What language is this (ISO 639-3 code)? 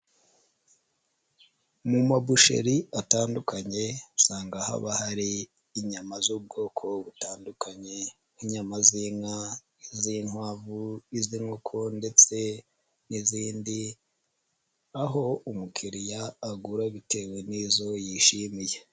kin